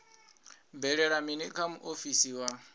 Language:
Venda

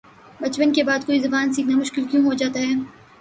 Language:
Urdu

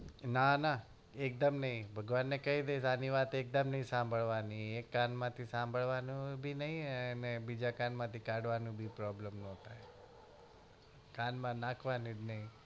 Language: Gujarati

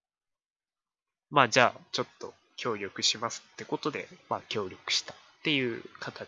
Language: Japanese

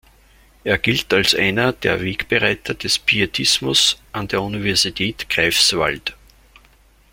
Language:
German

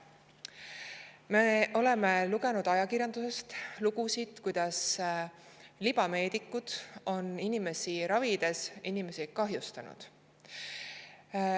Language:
Estonian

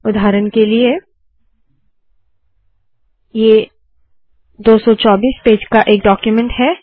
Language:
Hindi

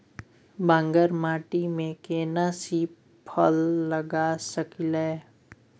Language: Maithili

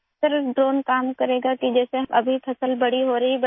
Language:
Urdu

